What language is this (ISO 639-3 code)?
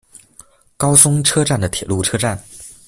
zho